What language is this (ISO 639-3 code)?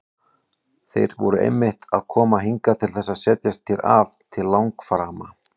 isl